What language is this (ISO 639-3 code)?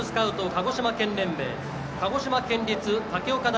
jpn